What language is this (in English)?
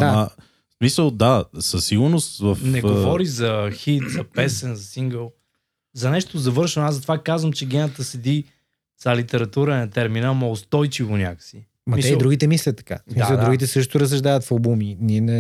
Bulgarian